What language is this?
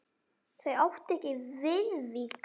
Icelandic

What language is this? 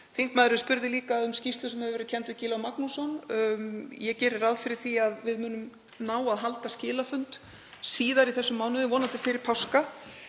Icelandic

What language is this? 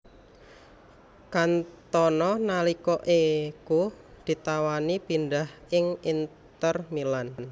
Javanese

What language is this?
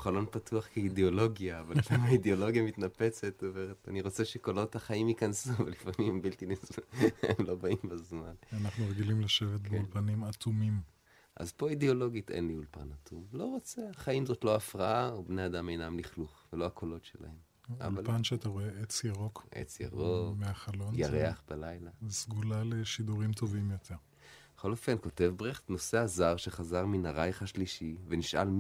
Hebrew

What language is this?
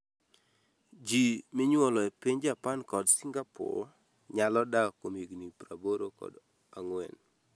Luo (Kenya and Tanzania)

